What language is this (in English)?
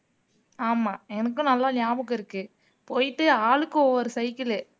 Tamil